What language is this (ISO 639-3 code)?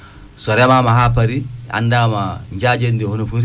ful